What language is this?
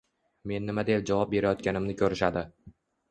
Uzbek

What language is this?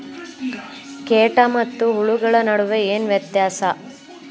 Kannada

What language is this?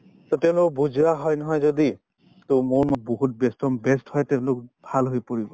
Assamese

